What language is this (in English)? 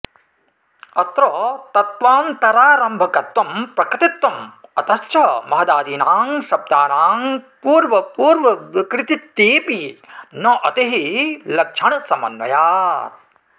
Sanskrit